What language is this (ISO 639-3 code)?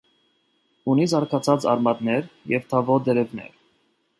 hye